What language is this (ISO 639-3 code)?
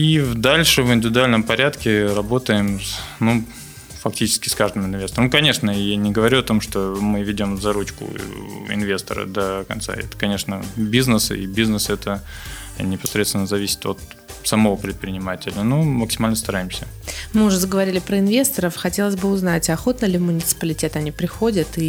rus